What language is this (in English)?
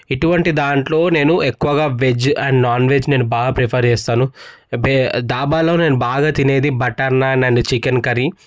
Telugu